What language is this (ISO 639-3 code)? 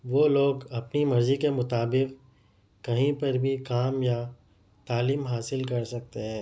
urd